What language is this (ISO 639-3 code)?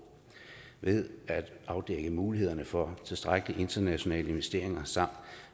dan